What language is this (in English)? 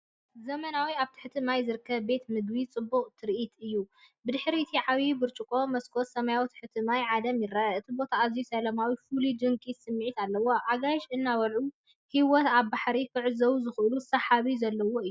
Tigrinya